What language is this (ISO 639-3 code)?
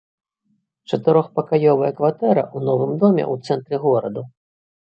bel